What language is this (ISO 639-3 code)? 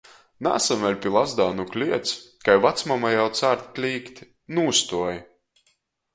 ltg